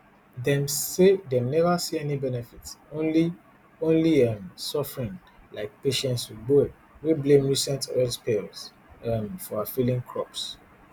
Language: Nigerian Pidgin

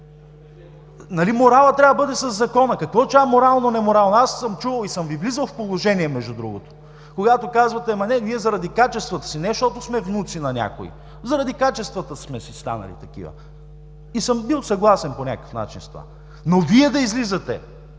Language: Bulgarian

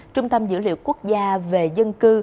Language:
Vietnamese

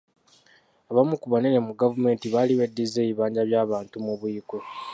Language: Ganda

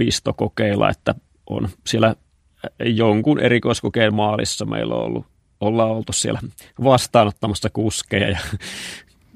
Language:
Finnish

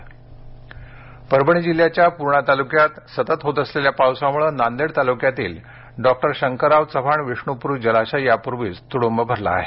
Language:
Marathi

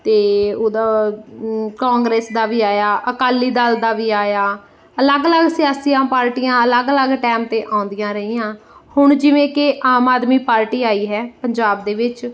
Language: Punjabi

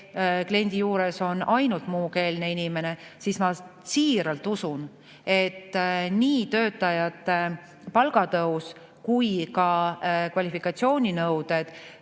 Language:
Estonian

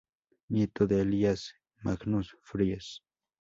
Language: Spanish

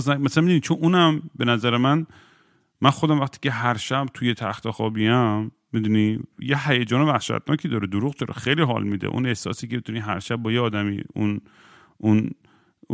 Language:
Persian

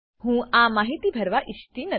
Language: Gujarati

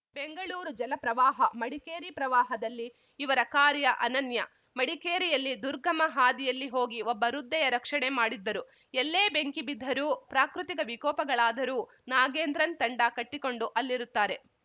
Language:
Kannada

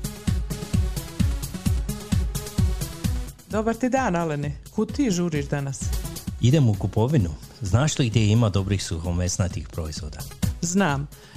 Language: Croatian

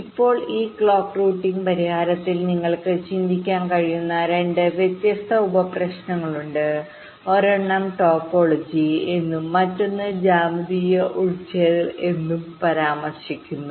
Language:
Malayalam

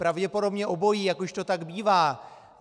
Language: Czech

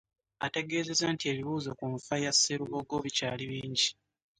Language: Ganda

